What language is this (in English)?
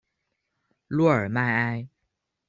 Chinese